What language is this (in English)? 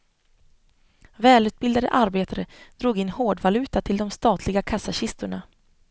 Swedish